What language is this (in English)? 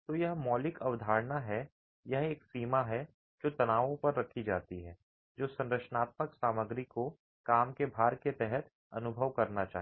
Hindi